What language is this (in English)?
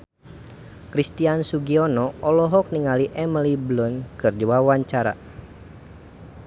Sundanese